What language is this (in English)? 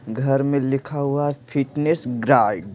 Hindi